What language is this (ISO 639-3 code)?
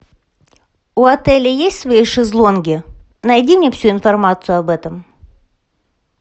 rus